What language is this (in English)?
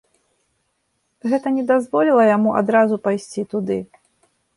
Belarusian